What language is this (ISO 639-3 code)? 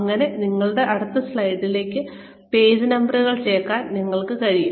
mal